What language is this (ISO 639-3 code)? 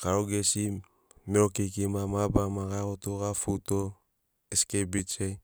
snc